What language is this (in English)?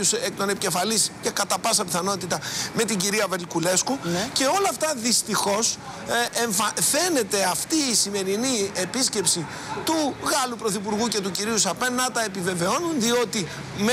Greek